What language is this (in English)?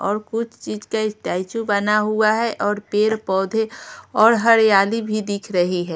Hindi